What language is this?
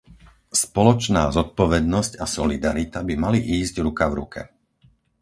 Slovak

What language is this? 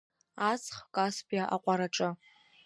Abkhazian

